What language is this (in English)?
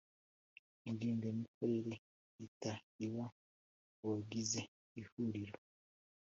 Kinyarwanda